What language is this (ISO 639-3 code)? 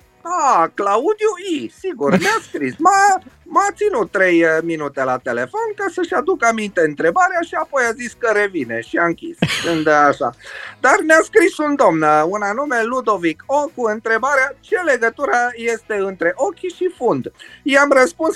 ron